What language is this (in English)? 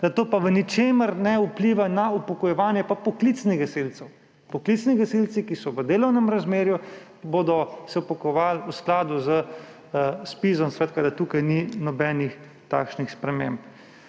Slovenian